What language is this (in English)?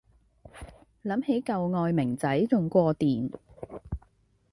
Cantonese